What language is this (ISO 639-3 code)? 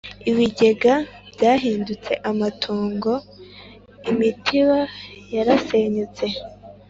kin